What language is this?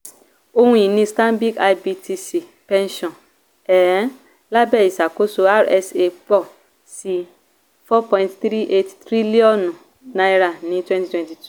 Yoruba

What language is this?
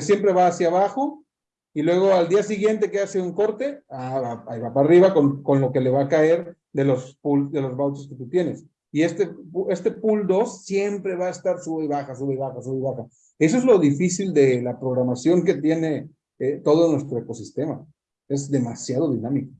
Spanish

